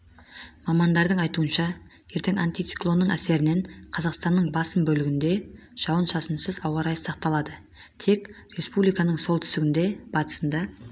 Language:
Kazakh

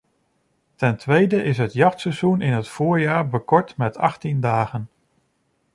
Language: Dutch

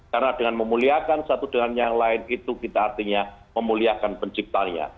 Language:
Indonesian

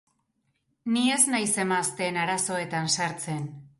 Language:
Basque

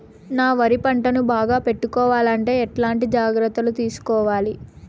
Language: Telugu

